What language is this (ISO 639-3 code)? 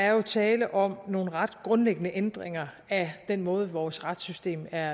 dan